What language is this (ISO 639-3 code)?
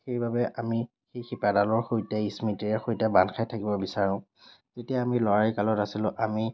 asm